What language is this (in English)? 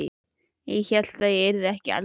Icelandic